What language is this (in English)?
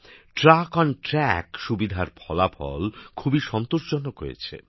Bangla